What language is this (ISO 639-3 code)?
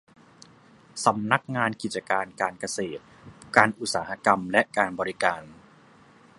tha